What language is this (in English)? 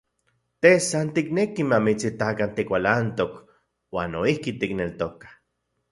Central Puebla Nahuatl